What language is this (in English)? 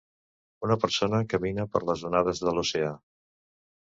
Catalan